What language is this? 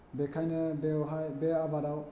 Bodo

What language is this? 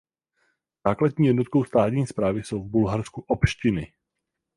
Czech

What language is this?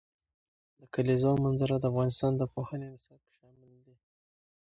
Pashto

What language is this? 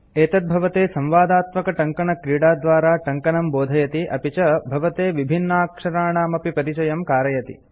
Sanskrit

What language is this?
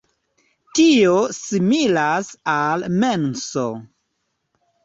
Esperanto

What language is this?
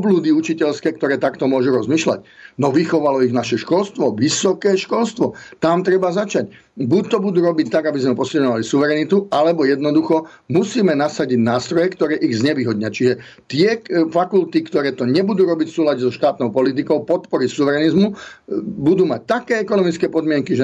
Slovak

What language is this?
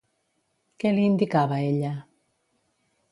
Catalan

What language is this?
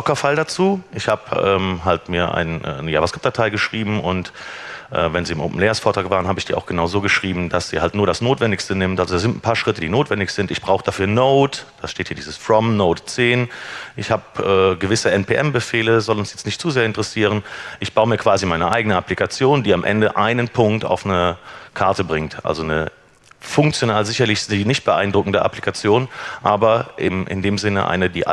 German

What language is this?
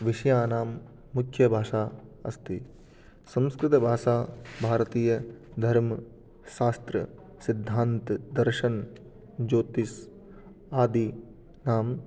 Sanskrit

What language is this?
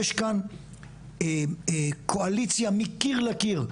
Hebrew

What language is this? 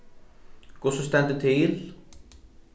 Faroese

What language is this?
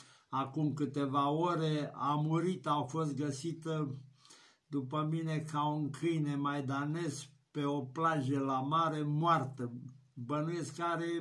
Romanian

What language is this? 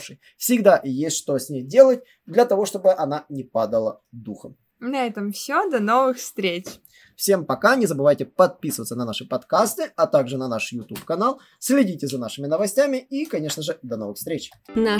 Russian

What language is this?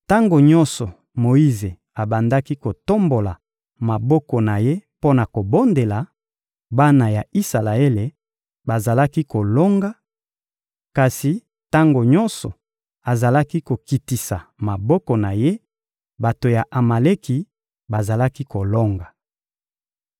Lingala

